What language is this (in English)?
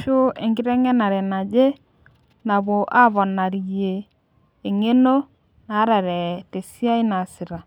Masai